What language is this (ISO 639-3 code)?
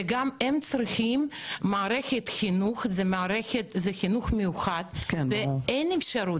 heb